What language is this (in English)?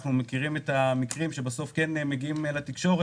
Hebrew